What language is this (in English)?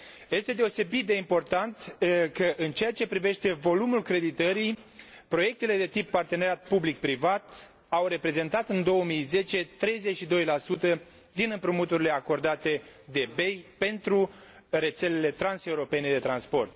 Romanian